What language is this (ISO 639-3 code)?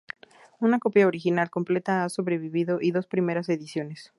spa